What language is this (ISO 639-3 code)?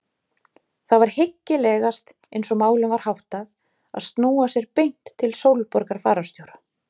isl